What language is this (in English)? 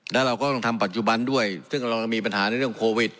Thai